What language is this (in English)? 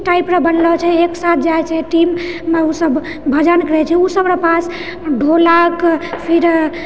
Maithili